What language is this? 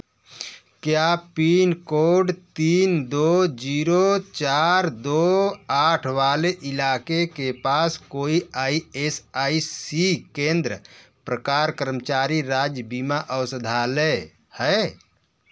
Hindi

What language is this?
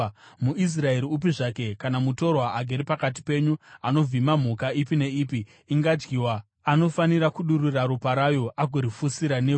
Shona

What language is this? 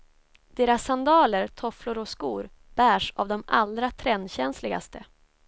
Swedish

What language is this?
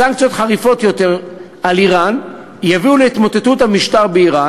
Hebrew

